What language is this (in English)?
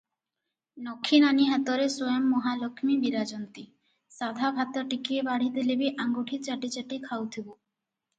Odia